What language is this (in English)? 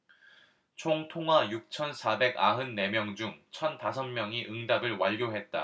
Korean